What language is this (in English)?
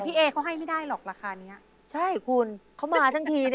Thai